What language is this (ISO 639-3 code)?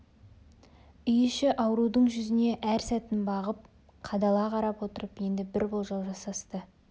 kaz